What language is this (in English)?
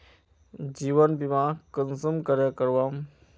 Magahi